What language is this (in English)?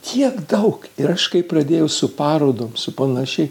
Lithuanian